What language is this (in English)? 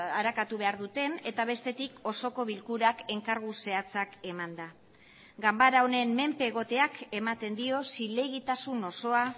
Basque